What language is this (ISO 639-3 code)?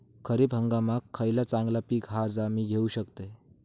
mar